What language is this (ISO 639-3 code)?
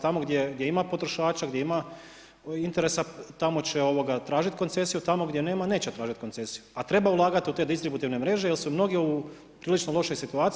hrv